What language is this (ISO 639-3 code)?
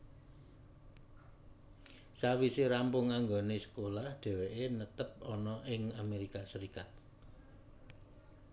jav